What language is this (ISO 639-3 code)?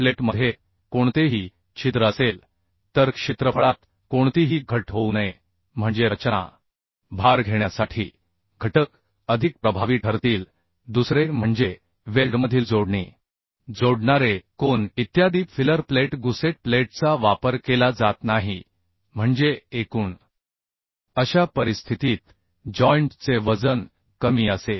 mar